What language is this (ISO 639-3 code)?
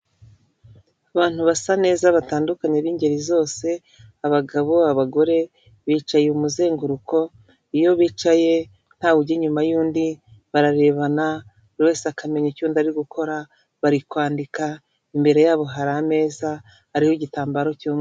kin